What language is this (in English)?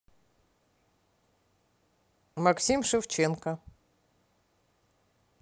Russian